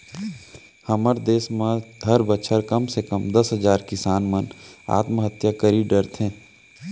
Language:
Chhattisgarhi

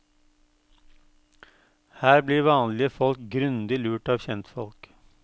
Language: Norwegian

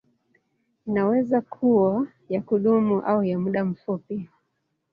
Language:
Swahili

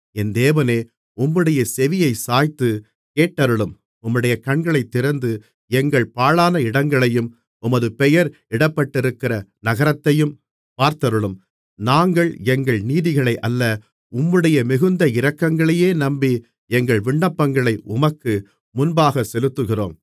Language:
Tamil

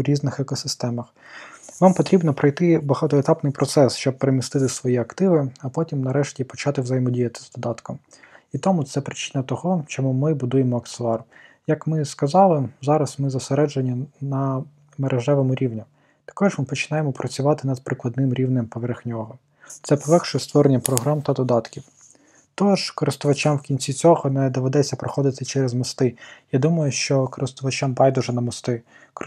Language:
Ukrainian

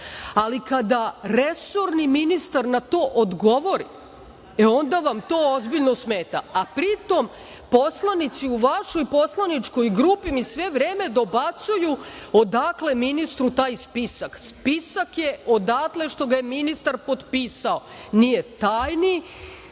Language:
Serbian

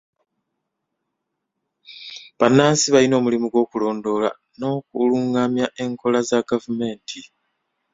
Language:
Ganda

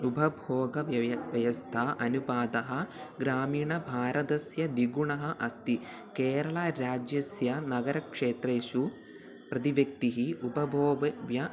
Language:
Sanskrit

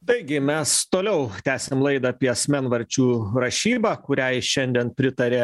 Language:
Lithuanian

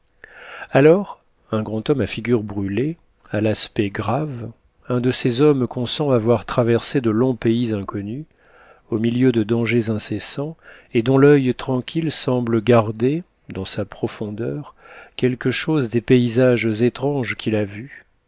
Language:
French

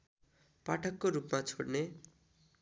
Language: Nepali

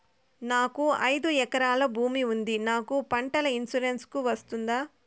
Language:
Telugu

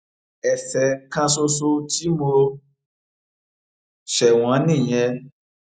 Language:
Yoruba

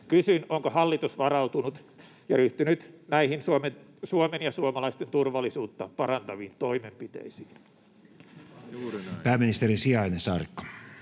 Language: Finnish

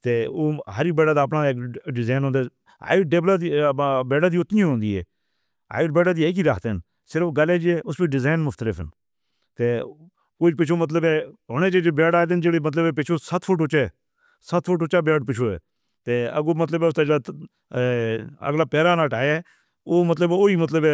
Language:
Northern Hindko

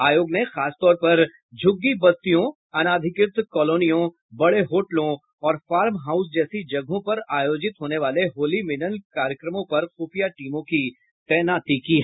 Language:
Hindi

